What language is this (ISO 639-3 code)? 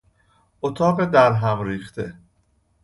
fas